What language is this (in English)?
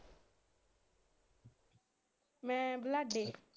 Punjabi